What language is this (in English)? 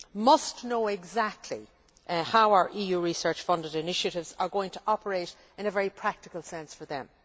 English